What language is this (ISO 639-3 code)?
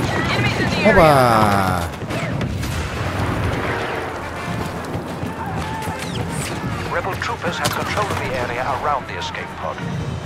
nld